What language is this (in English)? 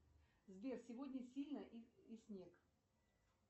Russian